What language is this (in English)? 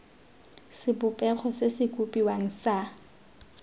Tswana